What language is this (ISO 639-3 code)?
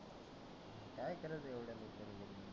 mar